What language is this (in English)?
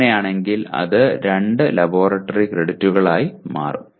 Malayalam